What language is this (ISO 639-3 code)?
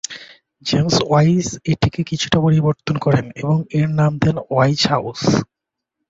ben